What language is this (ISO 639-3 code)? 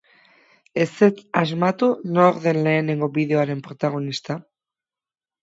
eus